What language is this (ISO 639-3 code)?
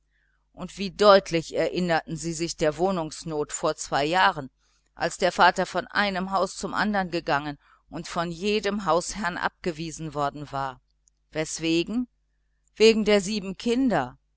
deu